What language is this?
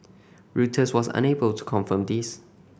English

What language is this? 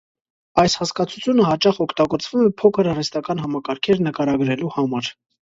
Armenian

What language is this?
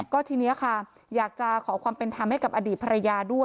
Thai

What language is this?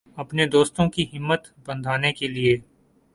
Urdu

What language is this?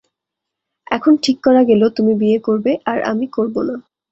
Bangla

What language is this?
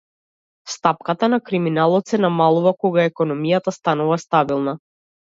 Macedonian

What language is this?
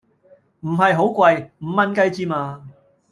Cantonese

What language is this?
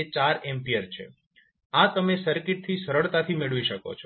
Gujarati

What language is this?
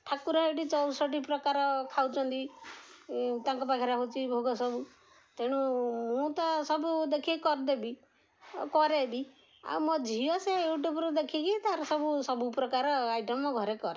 Odia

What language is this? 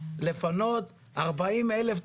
Hebrew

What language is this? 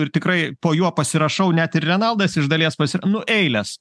Lithuanian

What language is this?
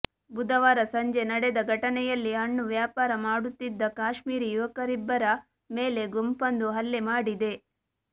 Kannada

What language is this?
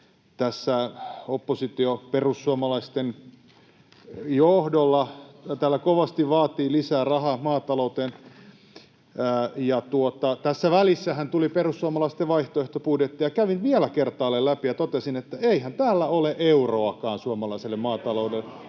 Finnish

